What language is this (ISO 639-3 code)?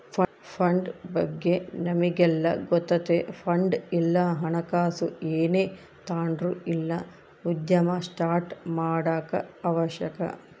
kan